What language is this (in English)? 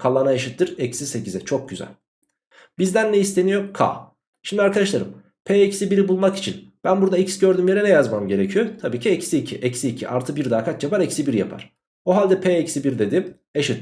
Turkish